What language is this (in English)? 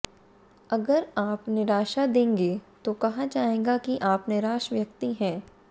Hindi